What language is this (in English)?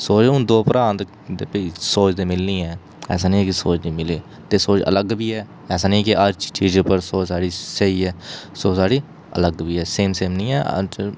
Dogri